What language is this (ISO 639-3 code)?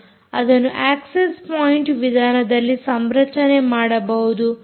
kan